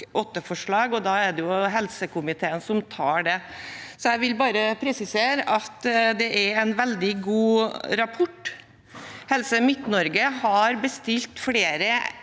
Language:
Norwegian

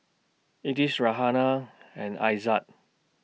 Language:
English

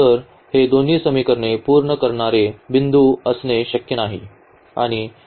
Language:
Marathi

